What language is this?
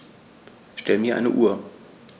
German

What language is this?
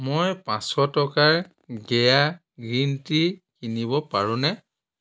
Assamese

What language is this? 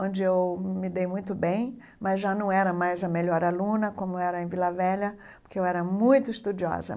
Portuguese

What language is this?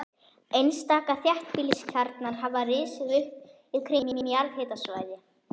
Icelandic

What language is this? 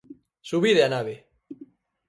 Galician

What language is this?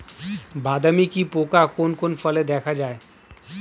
Bangla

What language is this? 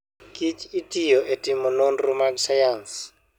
Luo (Kenya and Tanzania)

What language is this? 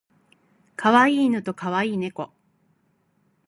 Japanese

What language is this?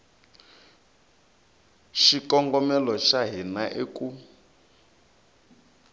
Tsonga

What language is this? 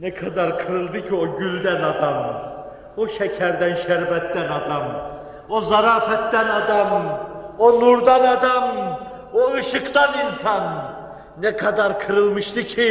Turkish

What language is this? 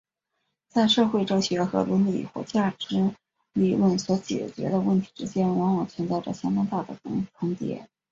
Chinese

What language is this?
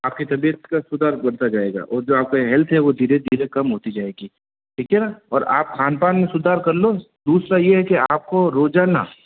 Hindi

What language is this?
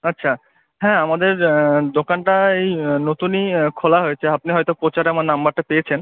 Bangla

